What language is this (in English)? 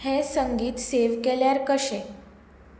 Konkani